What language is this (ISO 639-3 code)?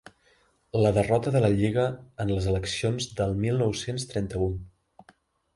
cat